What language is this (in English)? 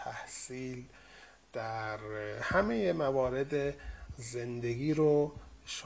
Persian